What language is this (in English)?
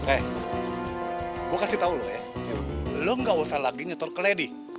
Indonesian